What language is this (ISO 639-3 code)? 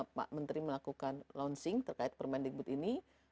ind